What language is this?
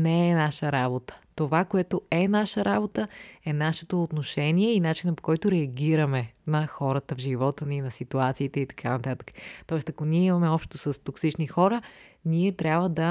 Bulgarian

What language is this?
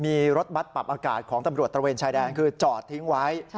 Thai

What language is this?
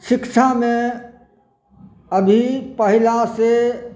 Maithili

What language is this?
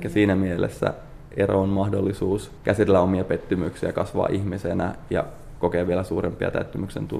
Finnish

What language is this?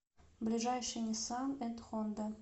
Russian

